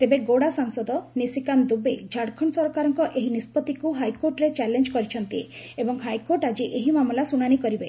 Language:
Odia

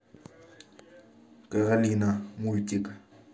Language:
Russian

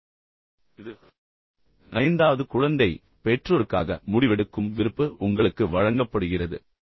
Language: Tamil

